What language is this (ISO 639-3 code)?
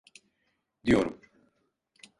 tur